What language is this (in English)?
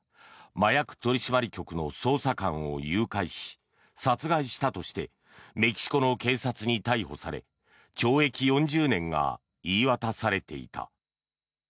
Japanese